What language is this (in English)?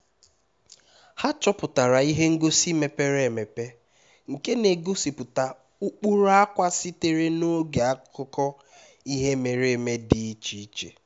Igbo